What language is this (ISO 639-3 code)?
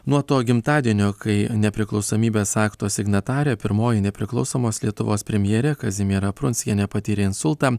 lit